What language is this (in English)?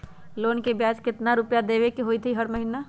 Magahi